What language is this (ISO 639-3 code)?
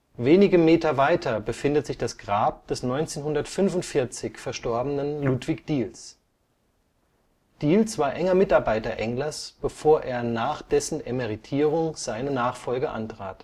deu